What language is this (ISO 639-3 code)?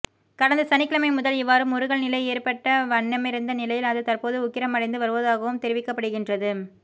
tam